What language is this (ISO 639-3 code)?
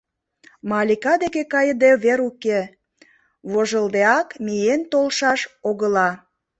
chm